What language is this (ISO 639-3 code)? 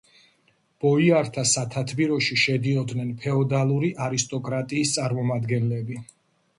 kat